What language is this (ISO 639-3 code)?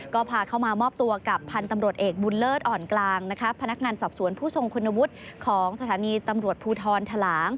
tha